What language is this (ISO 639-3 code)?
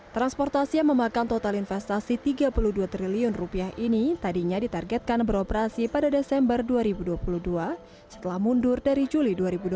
ind